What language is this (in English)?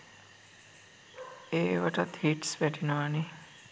Sinhala